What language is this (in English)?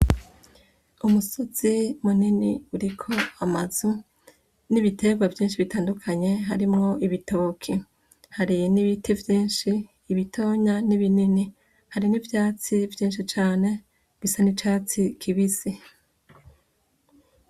Rundi